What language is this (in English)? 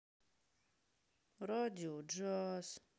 Russian